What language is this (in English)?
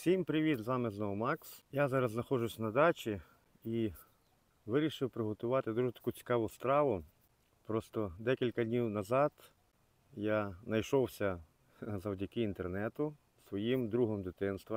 Ukrainian